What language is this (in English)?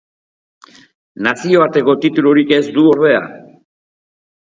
Basque